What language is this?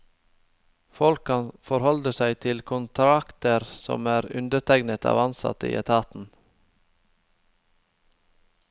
Norwegian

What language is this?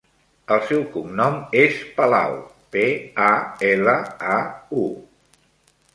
Catalan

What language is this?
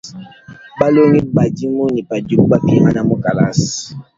Luba-Lulua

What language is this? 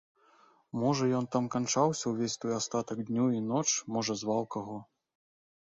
Belarusian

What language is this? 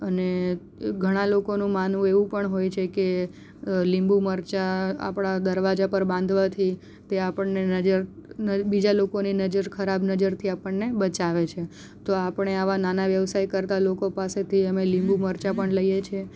Gujarati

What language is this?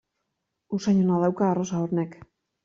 Basque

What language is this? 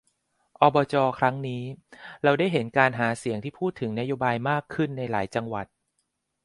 Thai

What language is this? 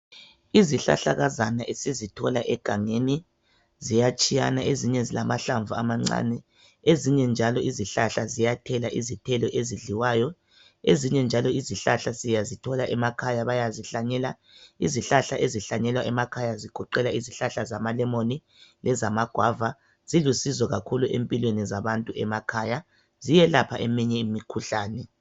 North Ndebele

